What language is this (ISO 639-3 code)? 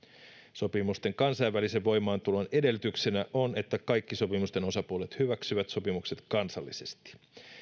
fin